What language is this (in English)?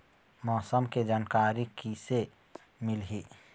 Chhattisgarhi